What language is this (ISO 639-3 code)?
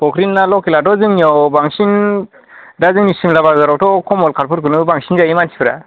brx